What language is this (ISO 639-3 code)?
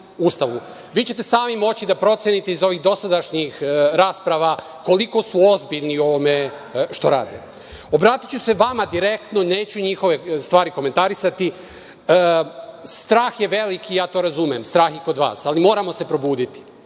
srp